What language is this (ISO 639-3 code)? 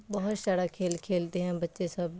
urd